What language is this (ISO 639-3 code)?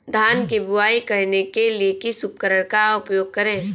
hin